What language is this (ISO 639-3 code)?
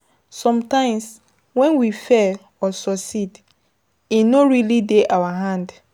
pcm